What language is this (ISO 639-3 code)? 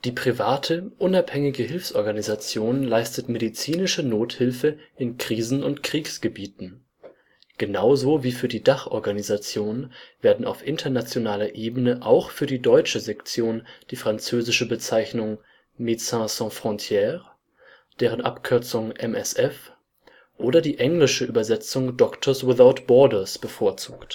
deu